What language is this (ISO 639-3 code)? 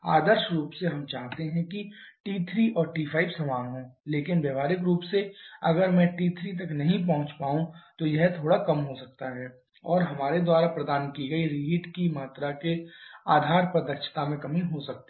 hin